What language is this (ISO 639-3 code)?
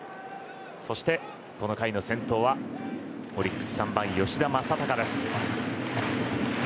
jpn